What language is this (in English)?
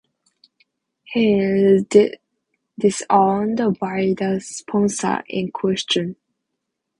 English